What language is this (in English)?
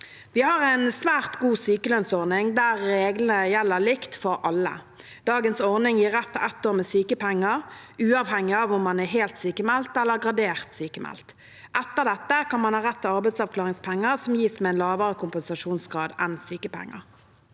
Norwegian